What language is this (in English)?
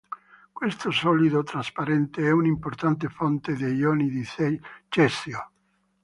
Italian